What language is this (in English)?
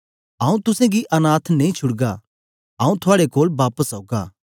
Dogri